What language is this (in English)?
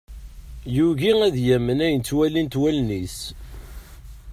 Kabyle